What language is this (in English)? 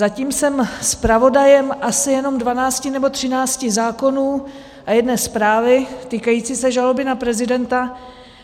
Czech